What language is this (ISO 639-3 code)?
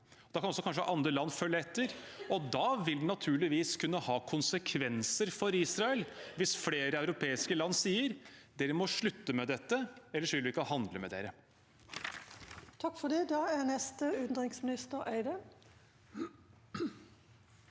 nor